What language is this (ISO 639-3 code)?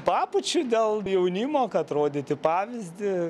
lit